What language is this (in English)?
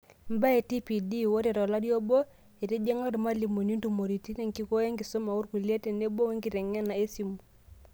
Masai